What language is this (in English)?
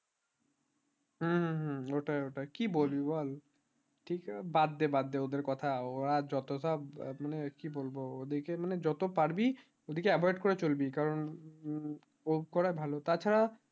Bangla